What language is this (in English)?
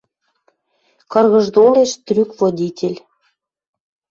Western Mari